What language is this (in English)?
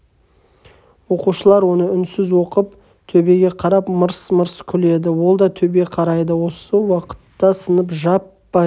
Kazakh